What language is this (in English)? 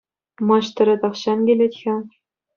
Chuvash